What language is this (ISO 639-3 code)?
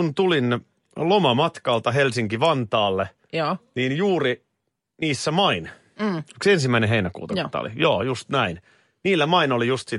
fin